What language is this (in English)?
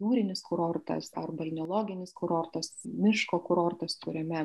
Lithuanian